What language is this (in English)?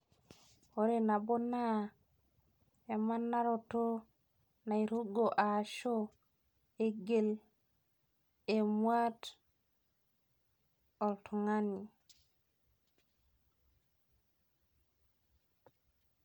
Masai